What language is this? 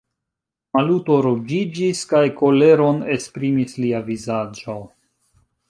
Esperanto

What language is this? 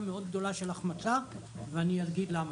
Hebrew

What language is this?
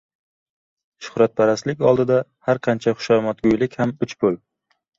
Uzbek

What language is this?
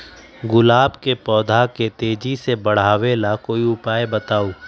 Magahi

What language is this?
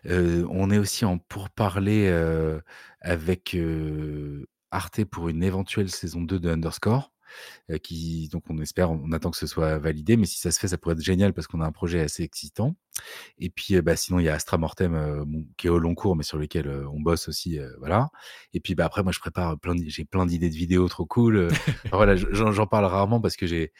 French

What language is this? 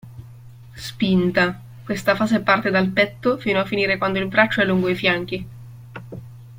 Italian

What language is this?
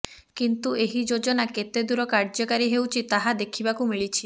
Odia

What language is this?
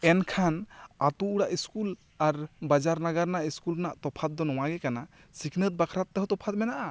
Santali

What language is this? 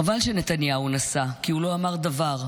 Hebrew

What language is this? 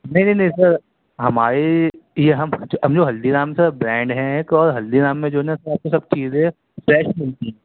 Urdu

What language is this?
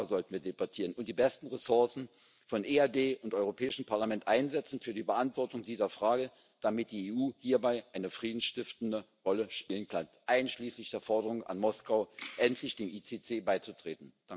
German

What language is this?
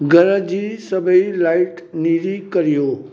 Sindhi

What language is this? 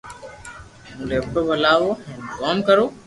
Loarki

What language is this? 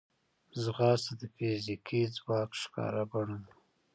Pashto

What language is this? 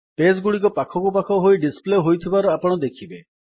Odia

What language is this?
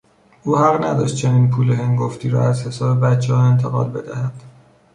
Persian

